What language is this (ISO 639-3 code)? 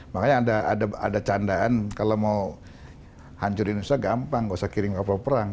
ind